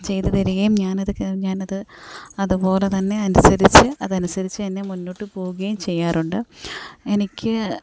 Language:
Malayalam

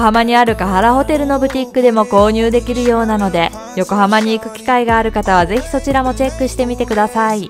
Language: Japanese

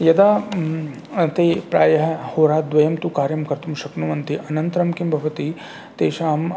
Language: Sanskrit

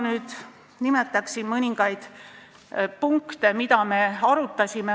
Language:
Estonian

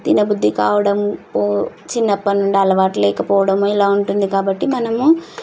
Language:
Telugu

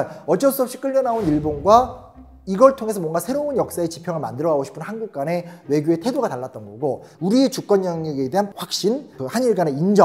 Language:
Korean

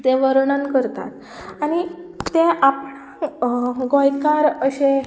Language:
Konkani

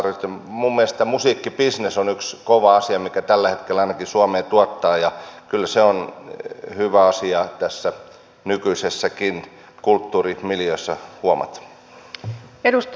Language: Finnish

